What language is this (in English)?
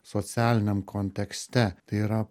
Lithuanian